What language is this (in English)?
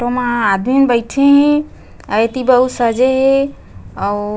Chhattisgarhi